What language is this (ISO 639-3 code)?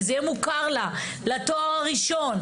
heb